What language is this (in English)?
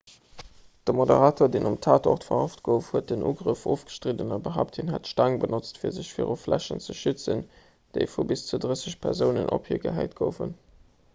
Luxembourgish